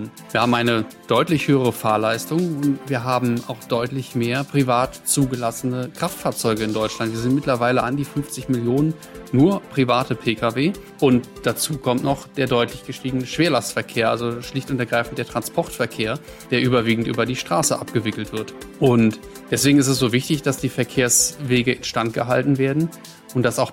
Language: German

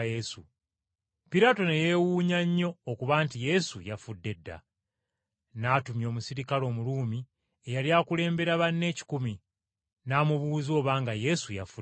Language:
Ganda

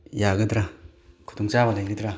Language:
Manipuri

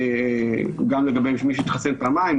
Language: Hebrew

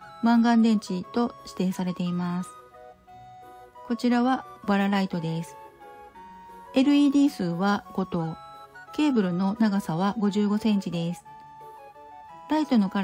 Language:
Japanese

